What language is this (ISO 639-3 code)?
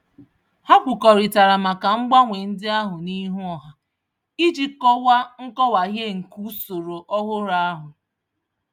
ibo